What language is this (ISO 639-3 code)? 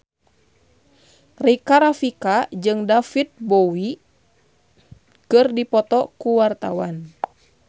sun